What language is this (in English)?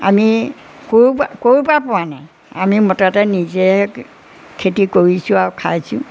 Assamese